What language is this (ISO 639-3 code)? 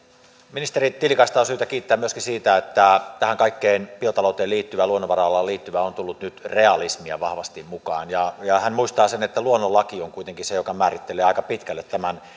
fin